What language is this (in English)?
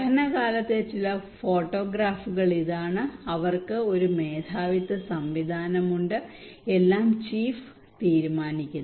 Malayalam